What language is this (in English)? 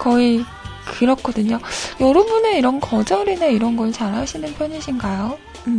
Korean